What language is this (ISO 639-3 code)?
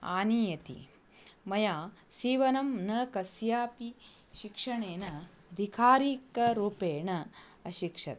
san